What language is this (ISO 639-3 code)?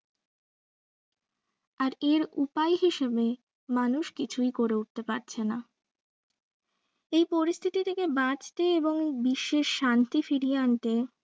ben